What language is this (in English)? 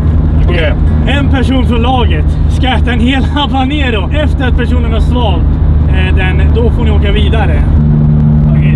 Swedish